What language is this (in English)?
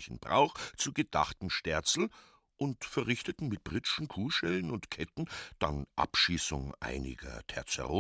German